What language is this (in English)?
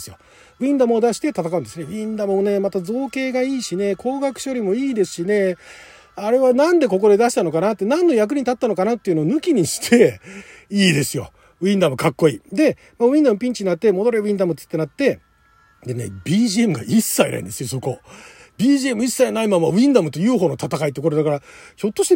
Japanese